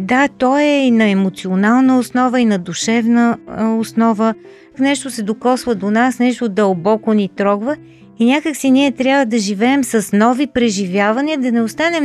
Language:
Bulgarian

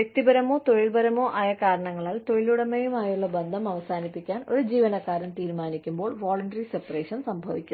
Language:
Malayalam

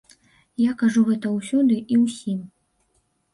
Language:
Belarusian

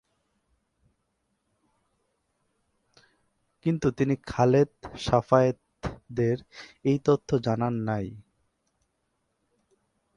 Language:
Bangla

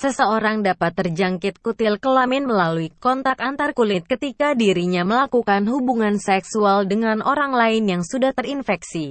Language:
Indonesian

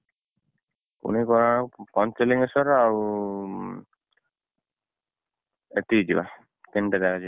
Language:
Odia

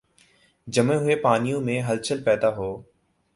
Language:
Urdu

